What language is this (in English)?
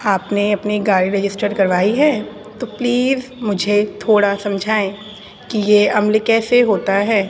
Urdu